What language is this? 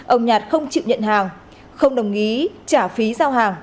Vietnamese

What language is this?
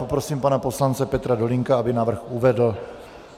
Czech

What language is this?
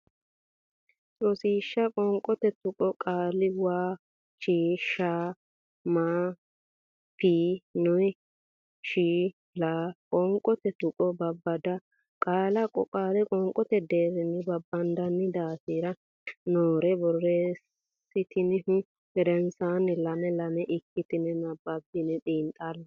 Sidamo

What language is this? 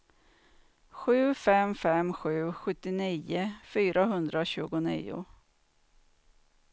Swedish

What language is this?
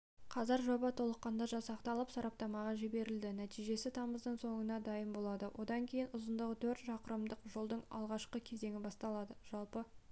Kazakh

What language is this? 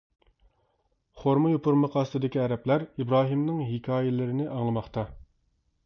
Uyghur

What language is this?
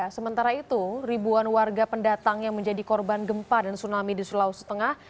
Indonesian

